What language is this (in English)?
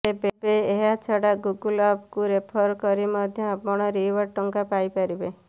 Odia